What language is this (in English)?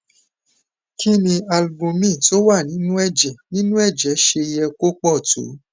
Yoruba